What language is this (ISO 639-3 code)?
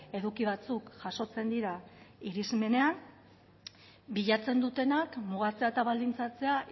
eus